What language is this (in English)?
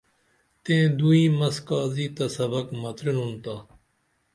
Dameli